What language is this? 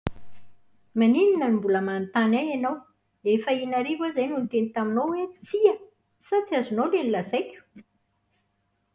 Malagasy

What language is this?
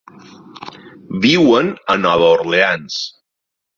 Catalan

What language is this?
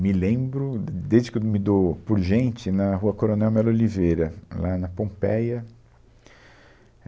Portuguese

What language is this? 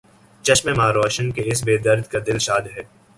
Urdu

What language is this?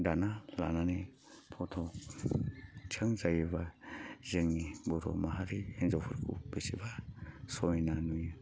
Bodo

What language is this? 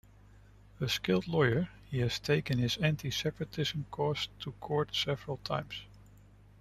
English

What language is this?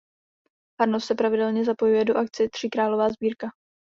Czech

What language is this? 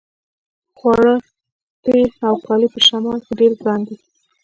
Pashto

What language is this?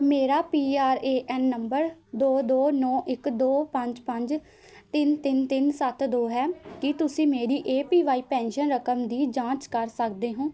Punjabi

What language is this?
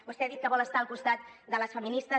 Catalan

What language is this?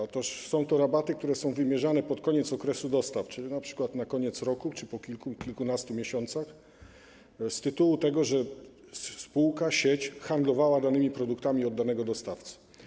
Polish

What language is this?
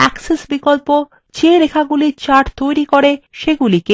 Bangla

